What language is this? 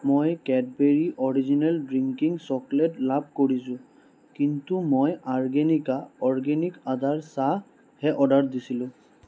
Assamese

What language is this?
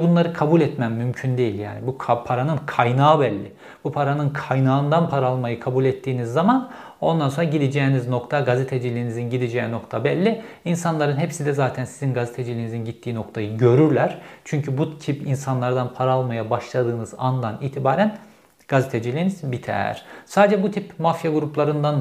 Turkish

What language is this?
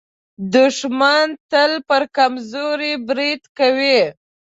Pashto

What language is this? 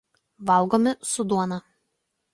Lithuanian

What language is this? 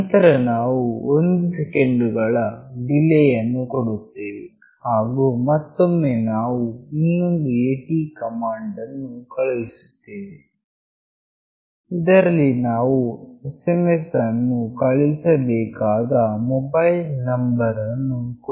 Kannada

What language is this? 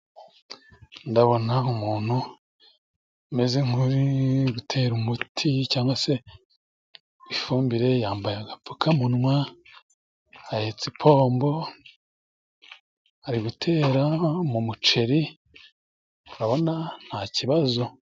Kinyarwanda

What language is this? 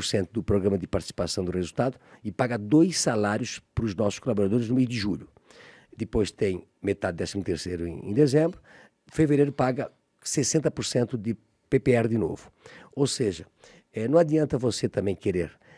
Portuguese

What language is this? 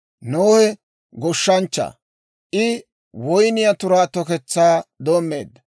Dawro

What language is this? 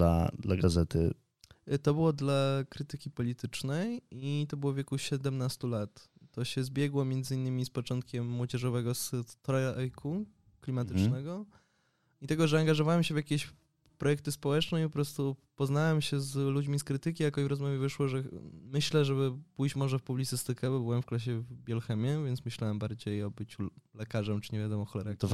Polish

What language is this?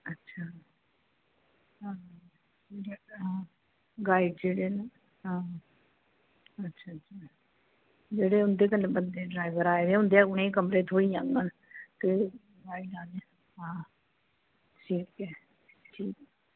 Dogri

